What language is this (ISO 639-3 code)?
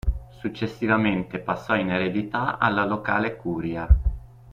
ita